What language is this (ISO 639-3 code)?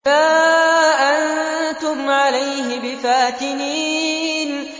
ara